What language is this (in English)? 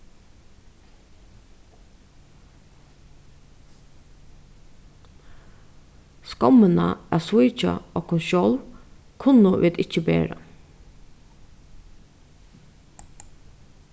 Faroese